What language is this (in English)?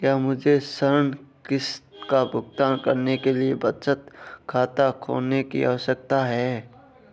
Hindi